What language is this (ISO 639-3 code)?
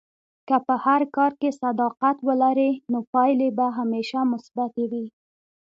pus